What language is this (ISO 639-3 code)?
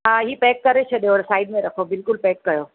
snd